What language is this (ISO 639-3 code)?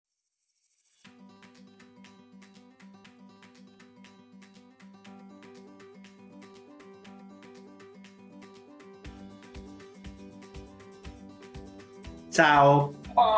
ita